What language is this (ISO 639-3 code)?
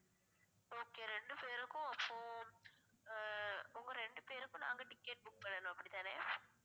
tam